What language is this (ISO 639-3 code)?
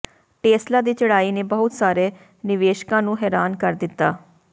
pan